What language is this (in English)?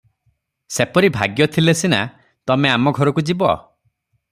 Odia